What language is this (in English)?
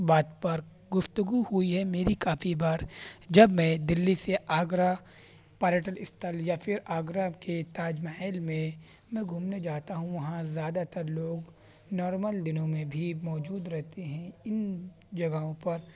Urdu